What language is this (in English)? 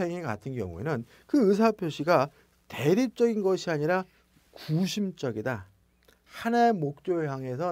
Korean